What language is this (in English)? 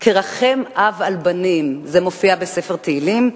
Hebrew